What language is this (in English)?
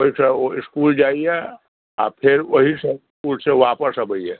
Maithili